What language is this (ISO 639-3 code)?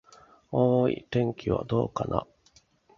jpn